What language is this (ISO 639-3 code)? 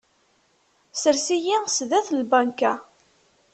kab